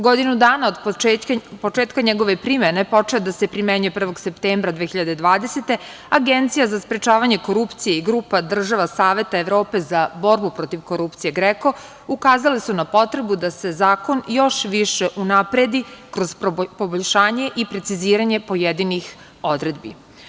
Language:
Serbian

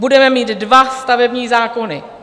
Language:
Czech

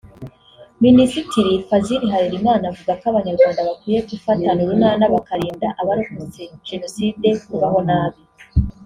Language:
Kinyarwanda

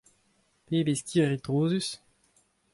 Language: Breton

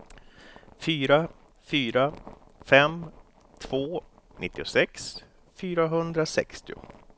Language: Swedish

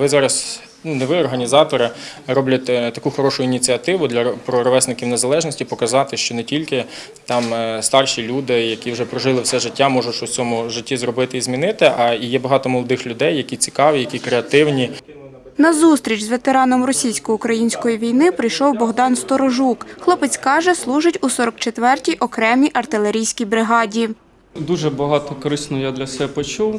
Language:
Ukrainian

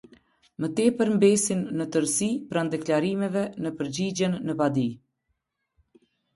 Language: Albanian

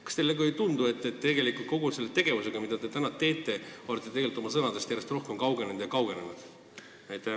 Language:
Estonian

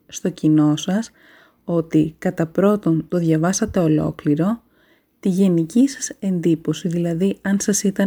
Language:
Greek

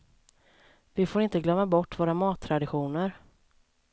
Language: Swedish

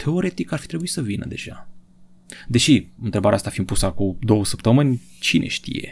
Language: Romanian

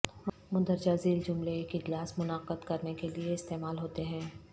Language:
Urdu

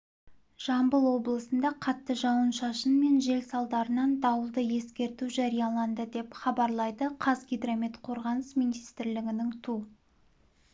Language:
Kazakh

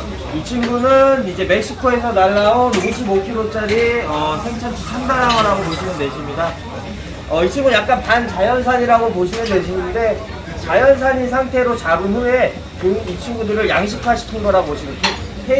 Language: Korean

